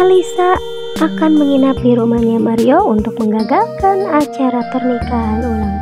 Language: Indonesian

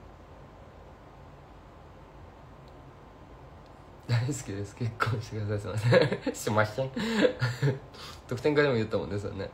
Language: Japanese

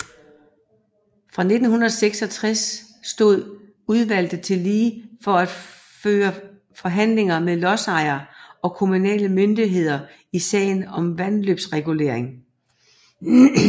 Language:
Danish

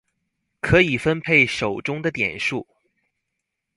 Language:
Chinese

